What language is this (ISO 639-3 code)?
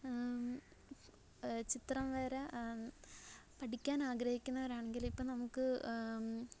mal